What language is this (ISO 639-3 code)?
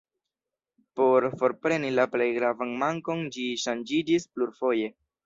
epo